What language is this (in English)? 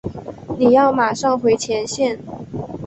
Chinese